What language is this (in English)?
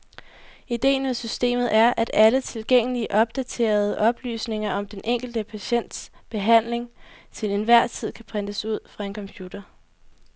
Danish